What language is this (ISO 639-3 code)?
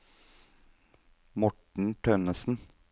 nor